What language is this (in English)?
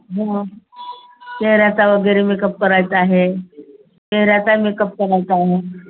Marathi